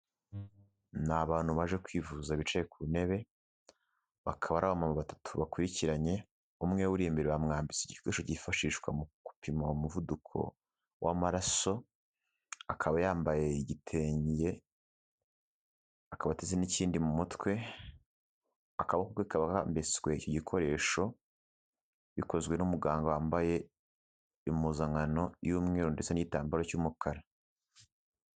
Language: Kinyarwanda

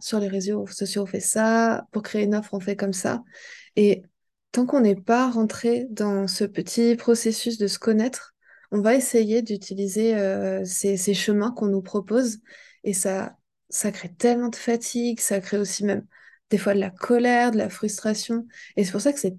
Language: French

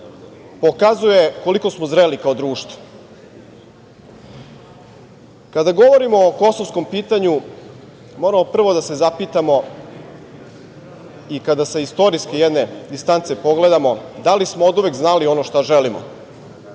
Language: Serbian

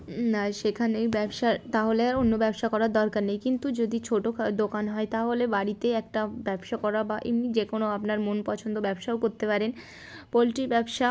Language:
Bangla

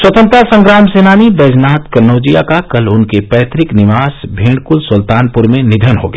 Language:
Hindi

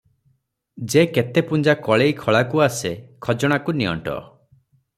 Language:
Odia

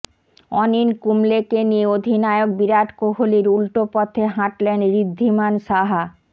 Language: Bangla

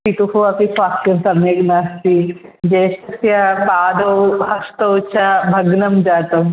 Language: Sanskrit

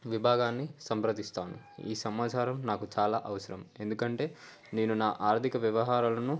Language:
Telugu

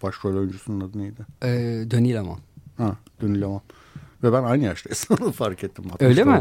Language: Turkish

